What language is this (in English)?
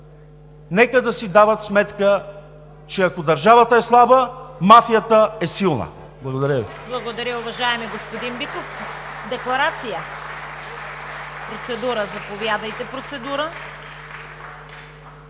Bulgarian